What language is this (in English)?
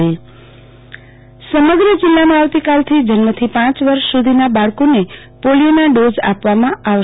Gujarati